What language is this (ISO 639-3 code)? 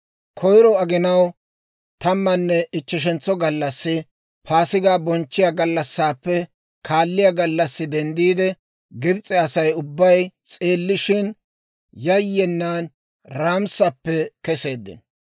dwr